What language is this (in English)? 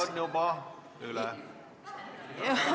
Estonian